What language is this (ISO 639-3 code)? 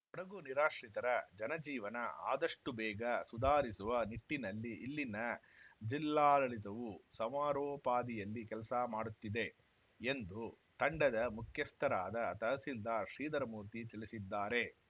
kan